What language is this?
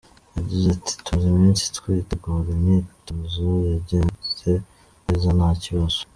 Kinyarwanda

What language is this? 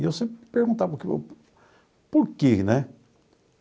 Portuguese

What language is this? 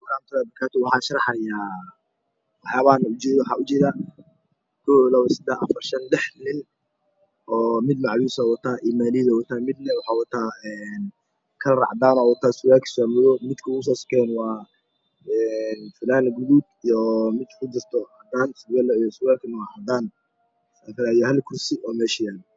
Somali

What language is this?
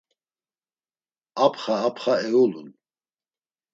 Laz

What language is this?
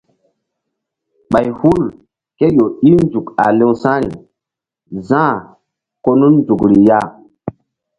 Mbum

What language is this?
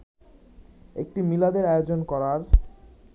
Bangla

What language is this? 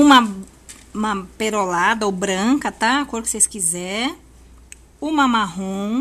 Portuguese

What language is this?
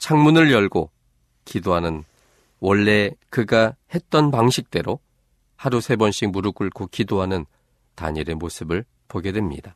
Korean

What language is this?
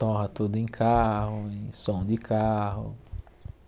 Portuguese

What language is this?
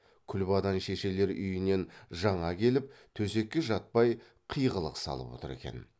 Kazakh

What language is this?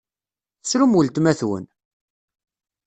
Kabyle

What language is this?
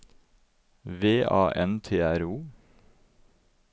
Norwegian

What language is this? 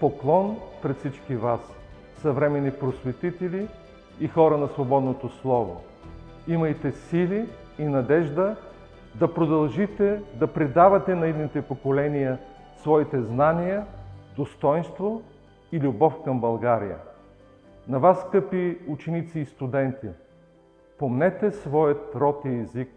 Bulgarian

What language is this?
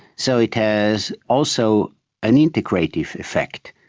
English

